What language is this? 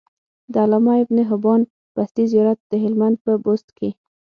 Pashto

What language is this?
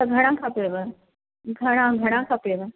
Sindhi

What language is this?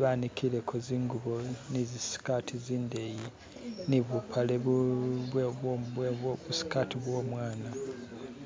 Masaaba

